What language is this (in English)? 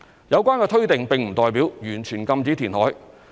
Cantonese